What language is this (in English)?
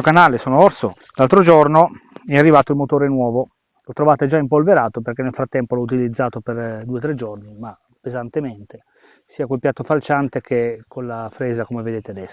Italian